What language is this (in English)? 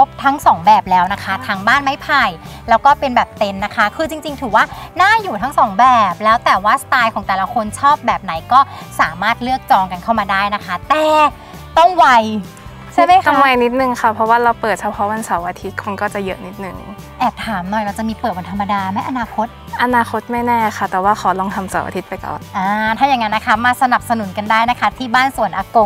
Thai